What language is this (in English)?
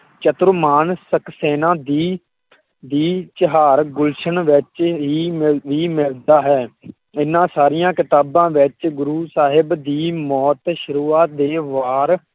Punjabi